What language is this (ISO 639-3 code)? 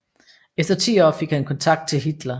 dan